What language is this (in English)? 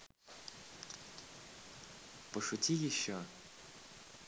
Russian